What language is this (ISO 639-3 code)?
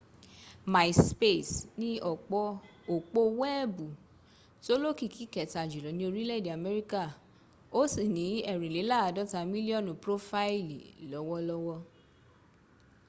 yor